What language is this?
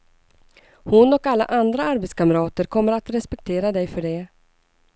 Swedish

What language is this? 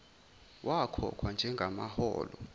Zulu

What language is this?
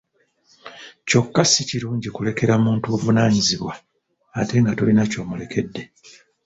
Ganda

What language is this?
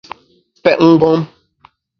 Bamun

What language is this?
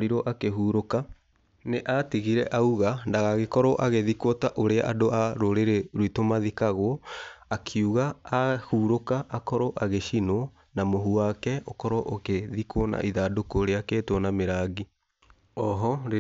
Kikuyu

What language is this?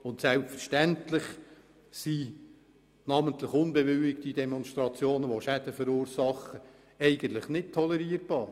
Swiss German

